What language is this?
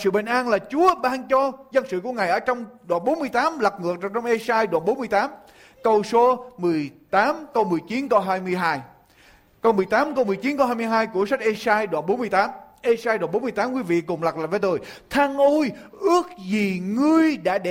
Vietnamese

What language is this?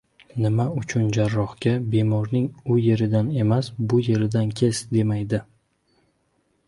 Uzbek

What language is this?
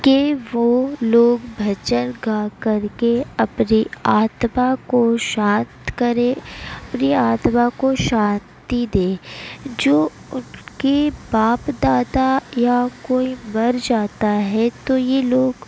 Urdu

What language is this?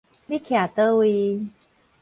Min Nan Chinese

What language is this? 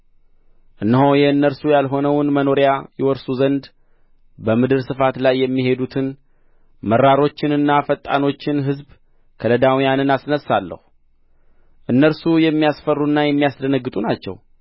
Amharic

